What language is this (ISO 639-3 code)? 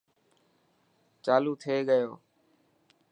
mki